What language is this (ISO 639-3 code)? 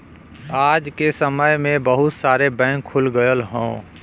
bho